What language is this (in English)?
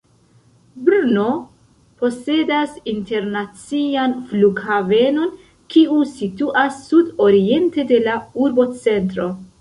Esperanto